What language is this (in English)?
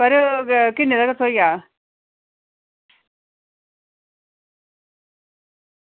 Dogri